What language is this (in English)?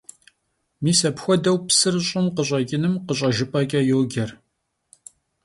Kabardian